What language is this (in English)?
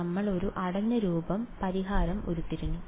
Malayalam